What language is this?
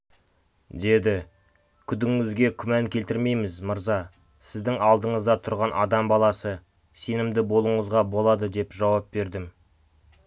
Kazakh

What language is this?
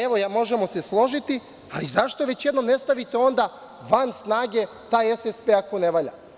Serbian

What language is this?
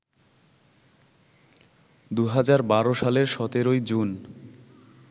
Bangla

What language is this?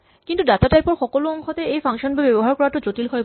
Assamese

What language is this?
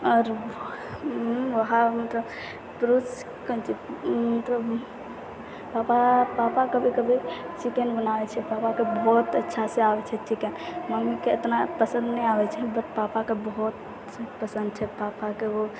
Maithili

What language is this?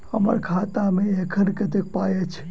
Maithili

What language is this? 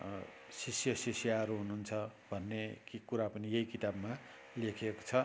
Nepali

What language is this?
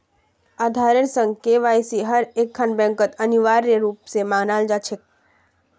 Magahi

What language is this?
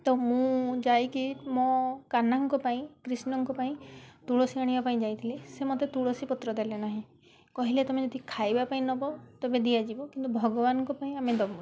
Odia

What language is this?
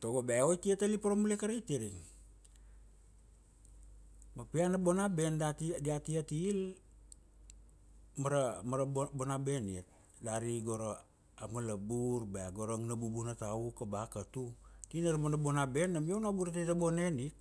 Kuanua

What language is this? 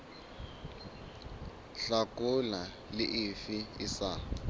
Southern Sotho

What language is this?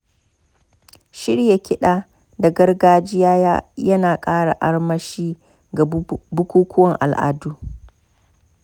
Hausa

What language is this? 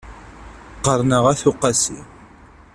Kabyle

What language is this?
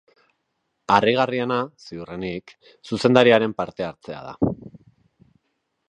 Basque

